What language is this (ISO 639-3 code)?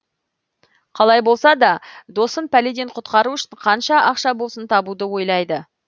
kaz